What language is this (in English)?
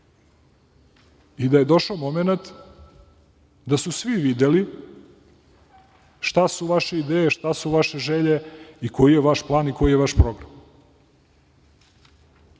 Serbian